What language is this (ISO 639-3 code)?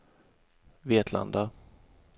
swe